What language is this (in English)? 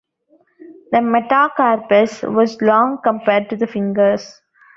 English